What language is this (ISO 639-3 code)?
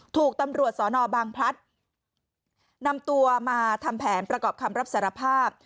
tha